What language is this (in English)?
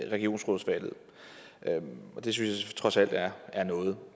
Danish